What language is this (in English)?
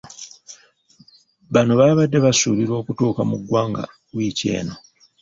Ganda